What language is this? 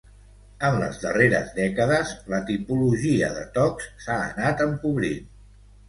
Catalan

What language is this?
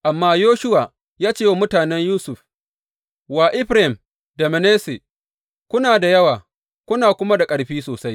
Hausa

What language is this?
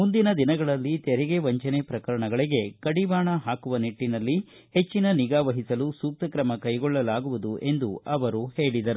Kannada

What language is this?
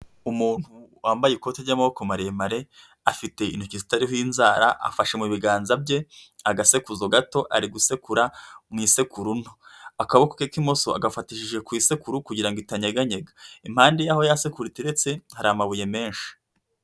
Kinyarwanda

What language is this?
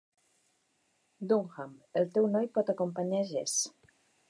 Catalan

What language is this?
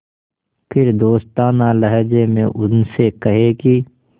Hindi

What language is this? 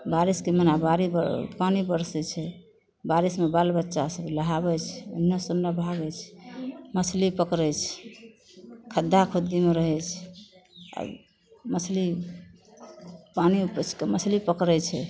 Maithili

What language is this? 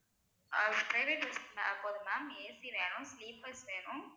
Tamil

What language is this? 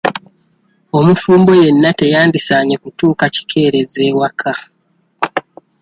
Ganda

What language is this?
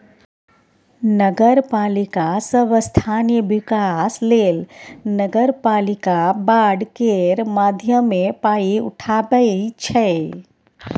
Maithili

